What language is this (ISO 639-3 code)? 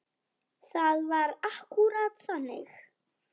isl